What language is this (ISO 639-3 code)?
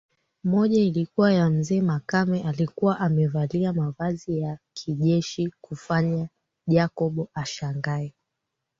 swa